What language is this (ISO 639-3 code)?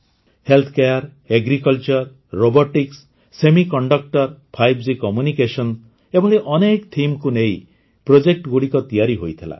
ori